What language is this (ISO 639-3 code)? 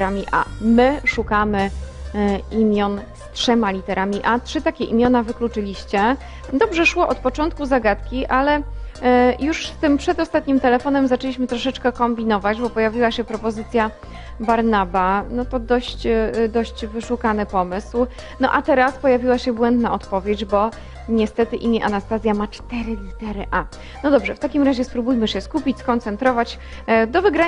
pol